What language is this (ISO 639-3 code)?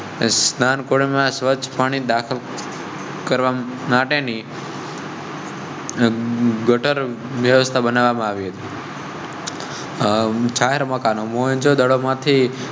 guj